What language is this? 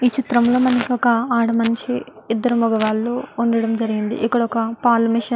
Telugu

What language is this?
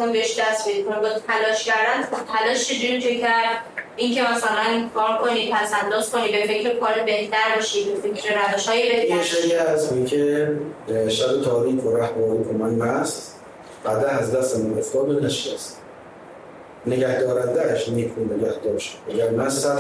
Persian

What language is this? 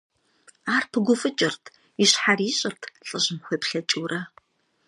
Kabardian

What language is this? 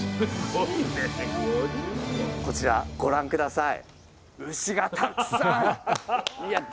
Japanese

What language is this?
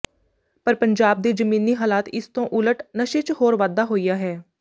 Punjabi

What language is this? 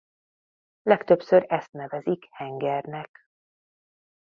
Hungarian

